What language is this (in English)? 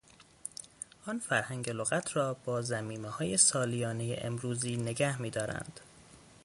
Persian